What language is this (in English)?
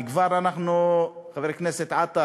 Hebrew